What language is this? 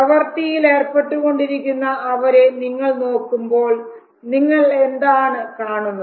Malayalam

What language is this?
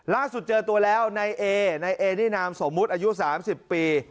Thai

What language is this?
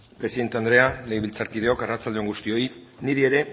Basque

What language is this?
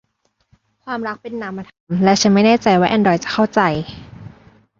Thai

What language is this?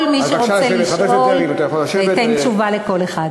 Hebrew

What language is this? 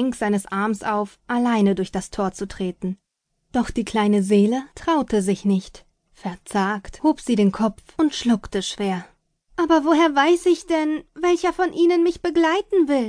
German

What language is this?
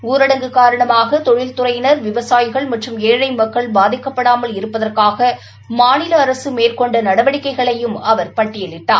Tamil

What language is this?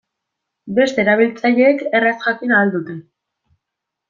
Basque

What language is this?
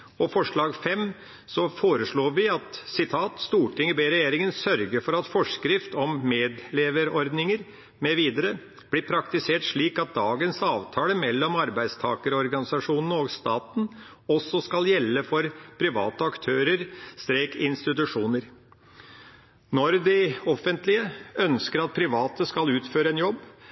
Norwegian Bokmål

